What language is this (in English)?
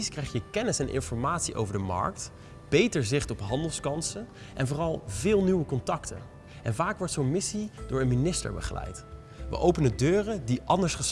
Dutch